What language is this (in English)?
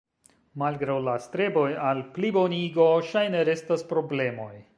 Esperanto